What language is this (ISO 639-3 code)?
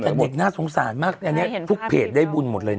tha